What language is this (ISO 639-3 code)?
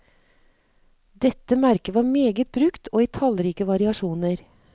nor